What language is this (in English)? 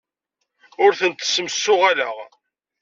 Kabyle